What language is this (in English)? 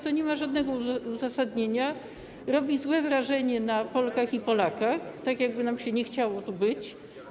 Polish